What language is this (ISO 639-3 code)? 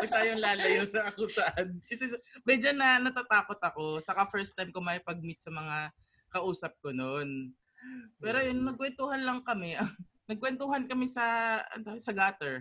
fil